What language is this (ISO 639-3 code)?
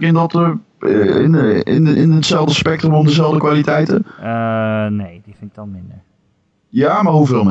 nld